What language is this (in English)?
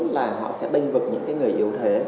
Vietnamese